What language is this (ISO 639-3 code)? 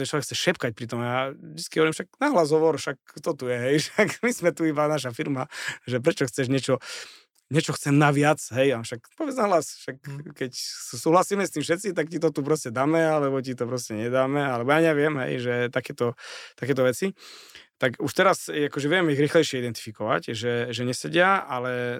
slk